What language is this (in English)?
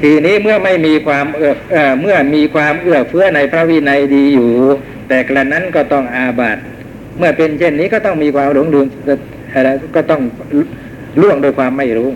Thai